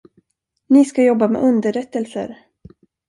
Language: Swedish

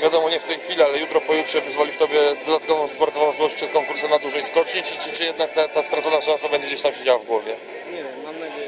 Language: Polish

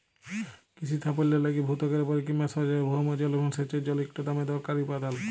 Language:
Bangla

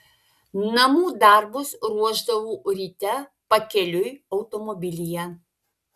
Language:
Lithuanian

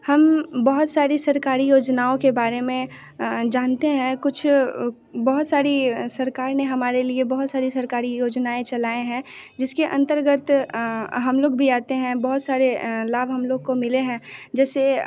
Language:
Hindi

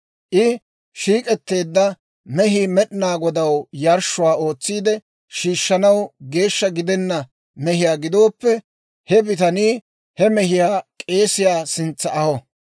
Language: Dawro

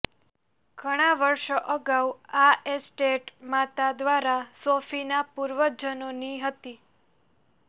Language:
Gujarati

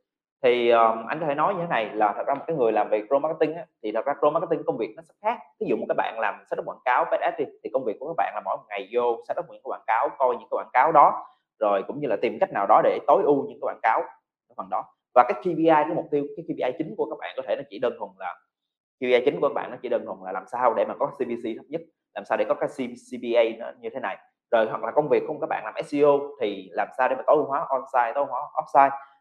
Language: Vietnamese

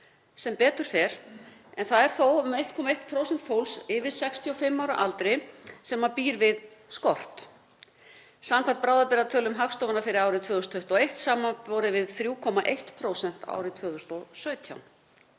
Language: Icelandic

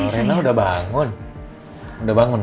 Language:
Indonesian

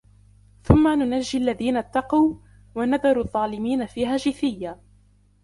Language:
Arabic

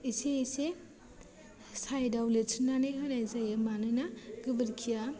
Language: Bodo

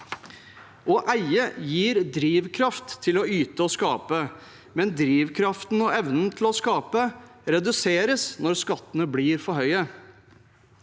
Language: Norwegian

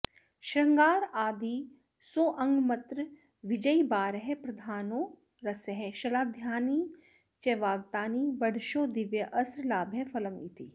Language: Sanskrit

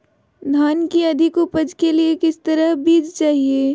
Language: Magahi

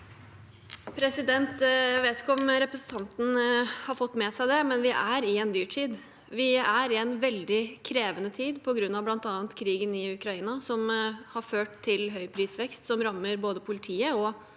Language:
Norwegian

